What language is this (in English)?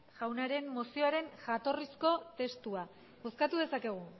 Basque